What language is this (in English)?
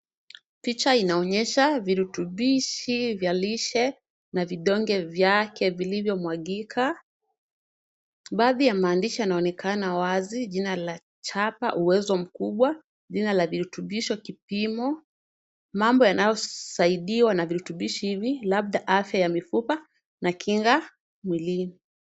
Swahili